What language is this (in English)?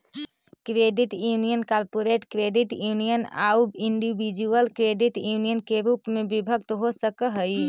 Magahi